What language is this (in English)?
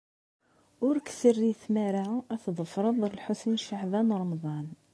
Kabyle